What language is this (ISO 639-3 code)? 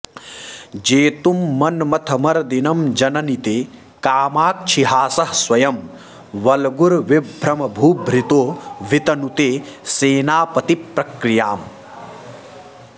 san